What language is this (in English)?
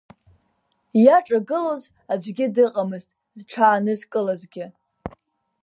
Abkhazian